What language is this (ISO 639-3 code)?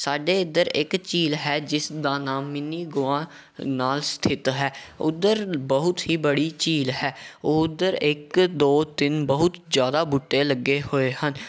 pan